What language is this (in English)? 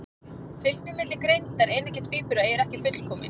Icelandic